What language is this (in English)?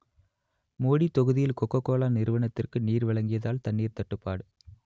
Tamil